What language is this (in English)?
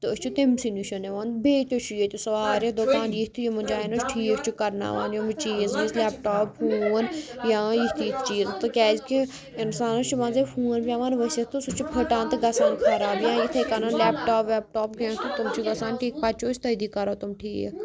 Kashmiri